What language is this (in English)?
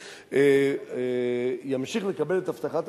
Hebrew